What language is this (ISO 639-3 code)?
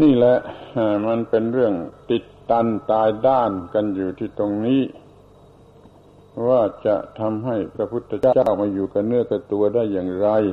tha